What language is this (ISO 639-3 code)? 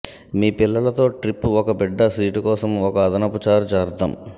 tel